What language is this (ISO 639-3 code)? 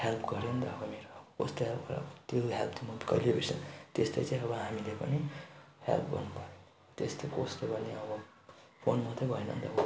nep